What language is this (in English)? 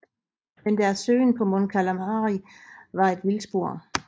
Danish